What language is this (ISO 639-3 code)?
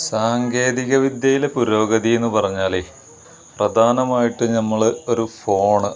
mal